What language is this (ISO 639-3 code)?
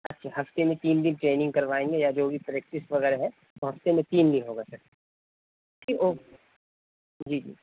urd